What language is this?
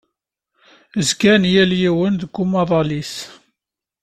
Kabyle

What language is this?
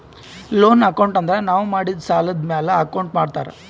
Kannada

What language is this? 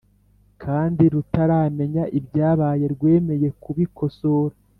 Kinyarwanda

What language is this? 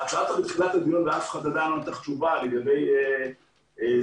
Hebrew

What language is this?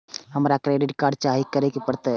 Maithili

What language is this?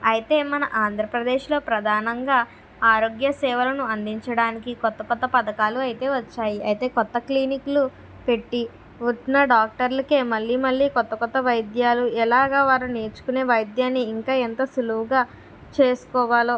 Telugu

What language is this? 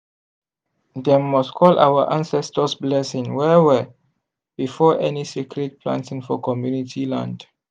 Nigerian Pidgin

